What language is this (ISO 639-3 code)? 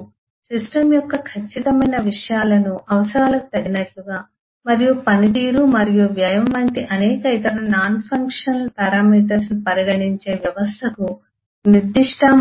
tel